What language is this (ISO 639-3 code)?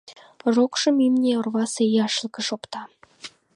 chm